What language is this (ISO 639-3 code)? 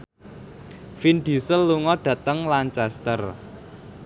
jav